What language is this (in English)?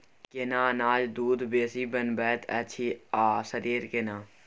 Maithili